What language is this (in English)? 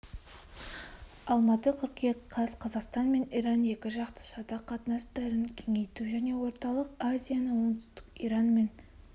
Kazakh